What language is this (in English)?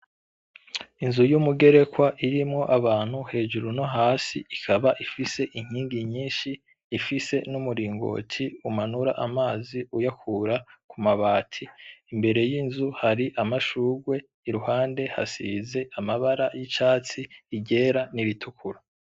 Rundi